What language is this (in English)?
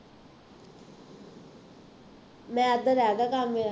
Punjabi